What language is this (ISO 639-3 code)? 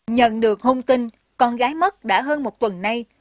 vie